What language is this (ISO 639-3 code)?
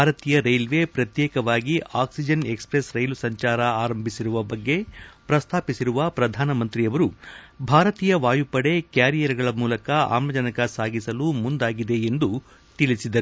kan